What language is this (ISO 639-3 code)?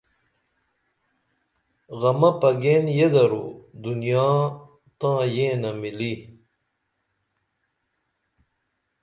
dml